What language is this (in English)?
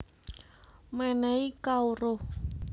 Javanese